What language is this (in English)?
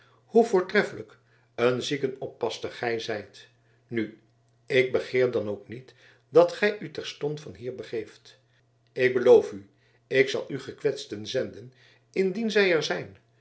Dutch